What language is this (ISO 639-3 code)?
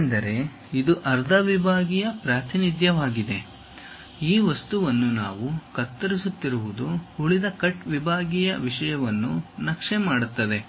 kan